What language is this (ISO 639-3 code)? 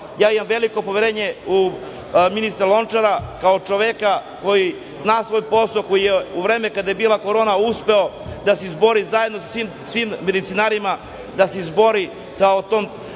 srp